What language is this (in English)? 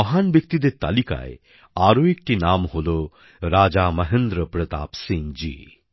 Bangla